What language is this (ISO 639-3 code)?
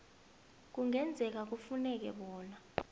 nbl